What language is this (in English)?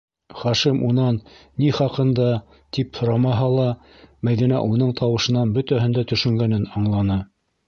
Bashkir